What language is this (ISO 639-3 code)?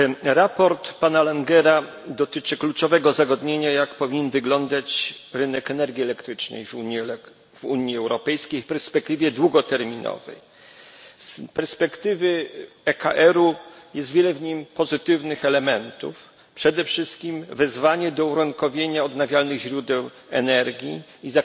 pol